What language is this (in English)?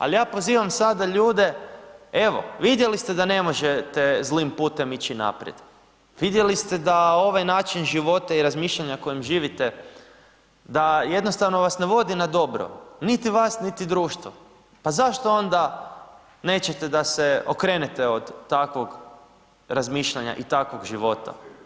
Croatian